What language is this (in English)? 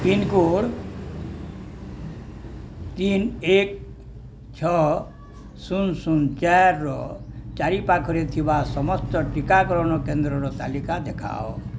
Odia